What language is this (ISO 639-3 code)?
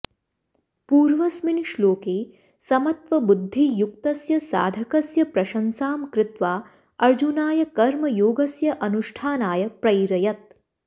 san